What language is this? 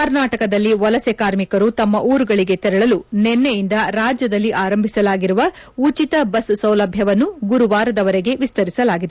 Kannada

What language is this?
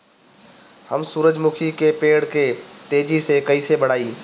Bhojpuri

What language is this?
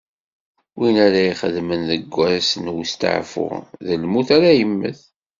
Kabyle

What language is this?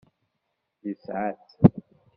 Kabyle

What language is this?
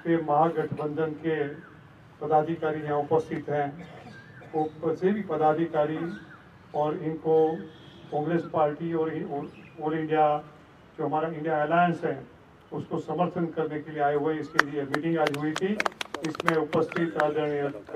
Hindi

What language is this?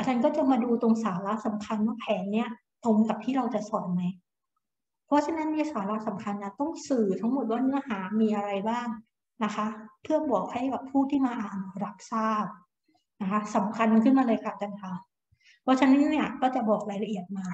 Thai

